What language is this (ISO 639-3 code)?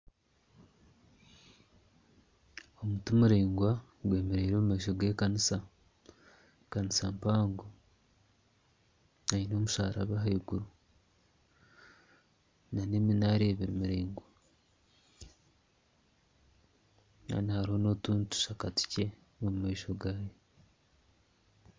nyn